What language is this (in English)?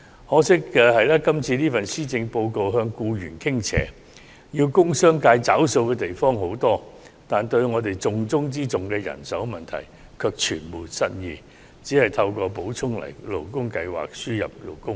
Cantonese